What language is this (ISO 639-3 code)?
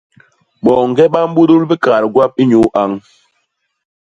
bas